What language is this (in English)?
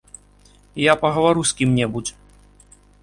Belarusian